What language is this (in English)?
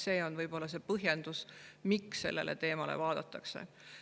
Estonian